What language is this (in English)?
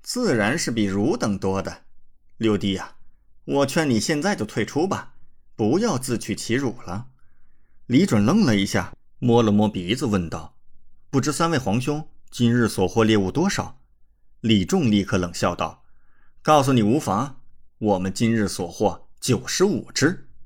Chinese